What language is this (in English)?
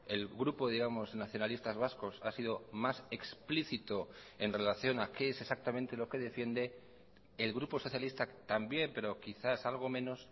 Spanish